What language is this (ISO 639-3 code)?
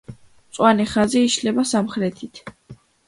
kat